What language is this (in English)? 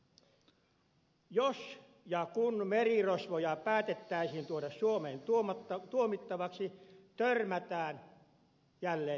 Finnish